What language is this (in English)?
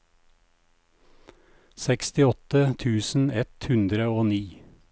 Norwegian